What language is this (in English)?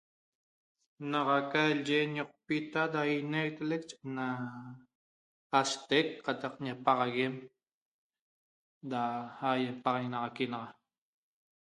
Toba